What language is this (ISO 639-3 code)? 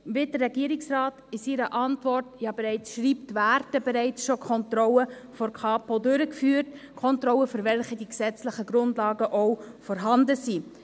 gsw